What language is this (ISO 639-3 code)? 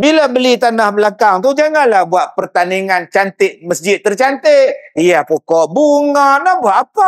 msa